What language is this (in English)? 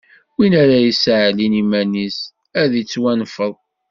Kabyle